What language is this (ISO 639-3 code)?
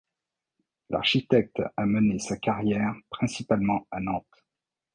fra